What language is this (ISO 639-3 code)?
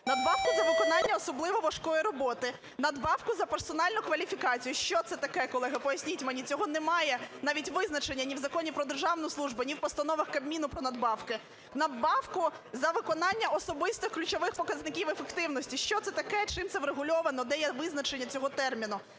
ukr